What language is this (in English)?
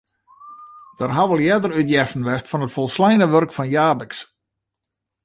Western Frisian